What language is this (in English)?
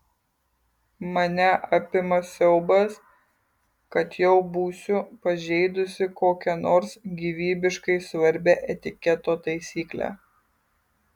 Lithuanian